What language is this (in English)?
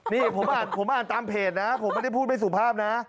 Thai